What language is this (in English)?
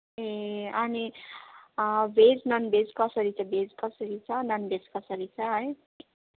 Nepali